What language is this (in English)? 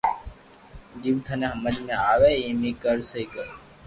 Loarki